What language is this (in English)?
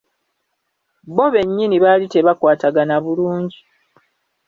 Ganda